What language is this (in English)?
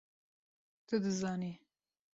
Kurdish